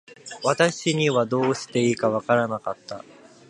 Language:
Japanese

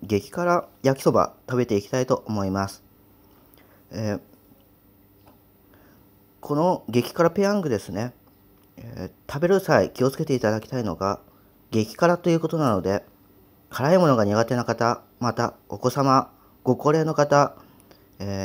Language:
Japanese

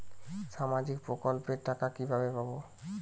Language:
Bangla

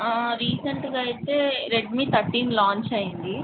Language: Telugu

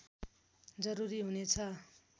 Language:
Nepali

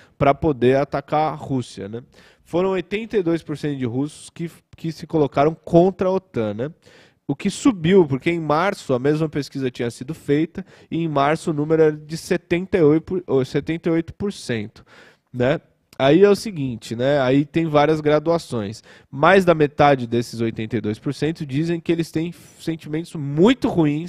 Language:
Portuguese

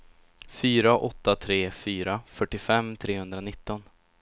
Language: Swedish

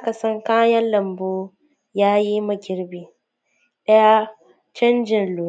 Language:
Hausa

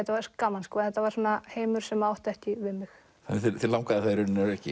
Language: Icelandic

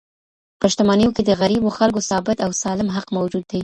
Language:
Pashto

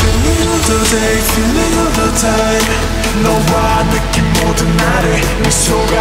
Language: Korean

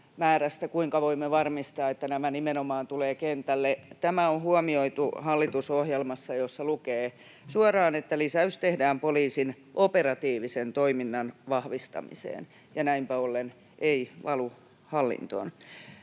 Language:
Finnish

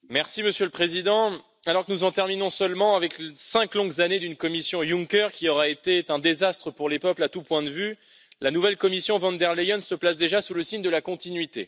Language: French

